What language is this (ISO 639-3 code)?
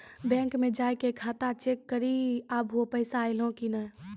mai